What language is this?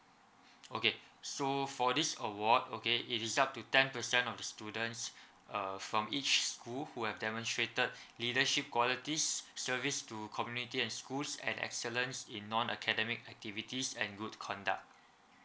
English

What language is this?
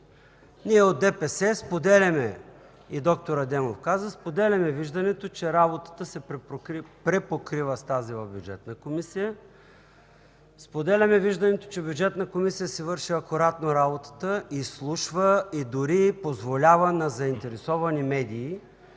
Bulgarian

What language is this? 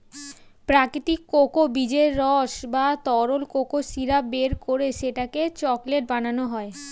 Bangla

